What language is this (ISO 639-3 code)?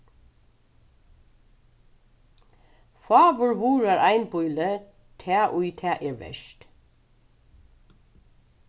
fao